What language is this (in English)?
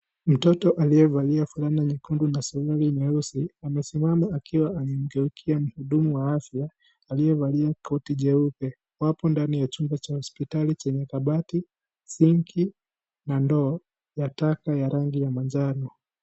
Swahili